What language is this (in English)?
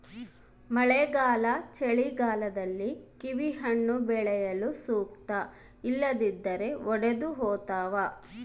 Kannada